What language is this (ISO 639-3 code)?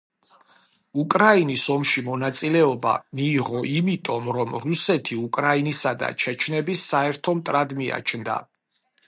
kat